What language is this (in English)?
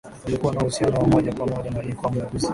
Swahili